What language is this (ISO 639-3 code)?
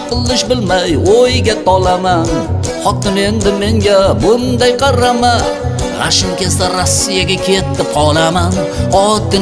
tur